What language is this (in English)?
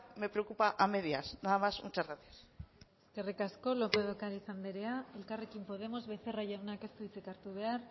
Basque